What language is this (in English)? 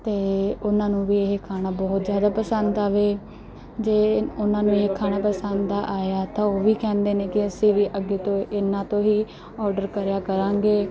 Punjabi